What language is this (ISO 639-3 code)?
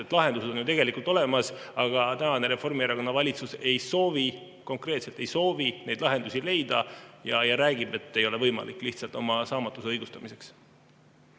est